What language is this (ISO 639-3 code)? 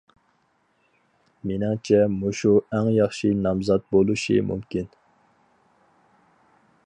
uig